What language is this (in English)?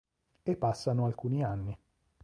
Italian